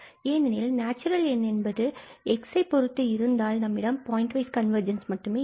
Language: Tamil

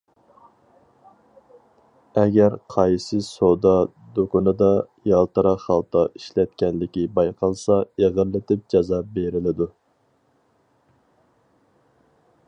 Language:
Uyghur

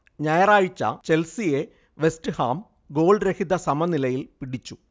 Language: Malayalam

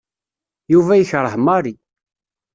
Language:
Kabyle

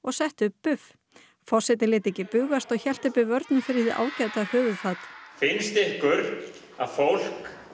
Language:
Icelandic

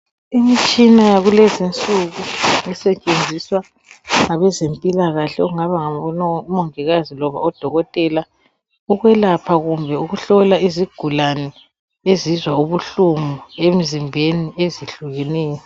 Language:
North Ndebele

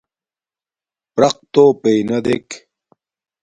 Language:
Domaaki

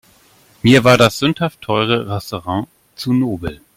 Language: German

